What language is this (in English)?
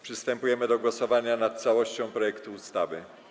Polish